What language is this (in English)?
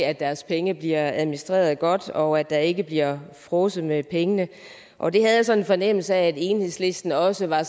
Danish